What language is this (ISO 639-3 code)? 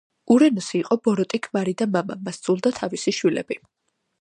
kat